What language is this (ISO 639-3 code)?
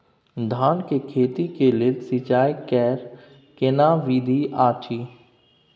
mai